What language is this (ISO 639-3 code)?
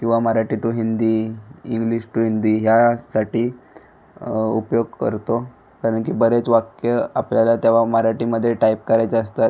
mar